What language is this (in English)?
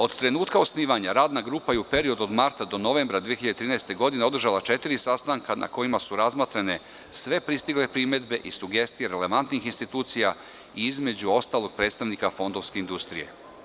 Serbian